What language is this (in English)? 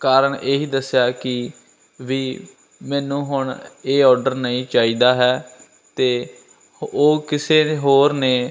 Punjabi